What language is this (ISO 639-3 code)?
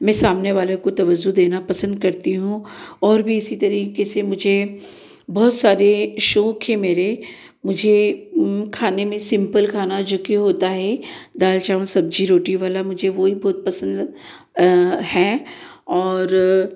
hin